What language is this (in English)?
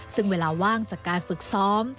Thai